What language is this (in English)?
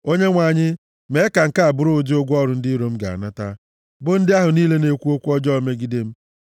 Igbo